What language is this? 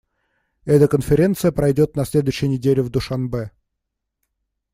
Russian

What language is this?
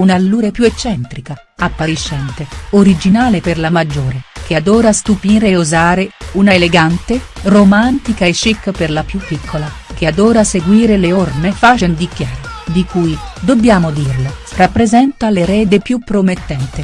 Italian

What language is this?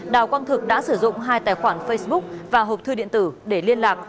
Vietnamese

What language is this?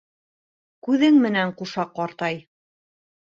Bashkir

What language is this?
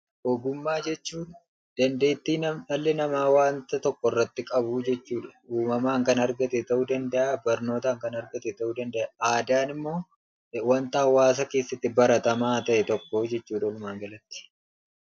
Oromo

